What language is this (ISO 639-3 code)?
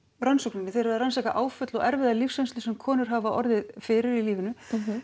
isl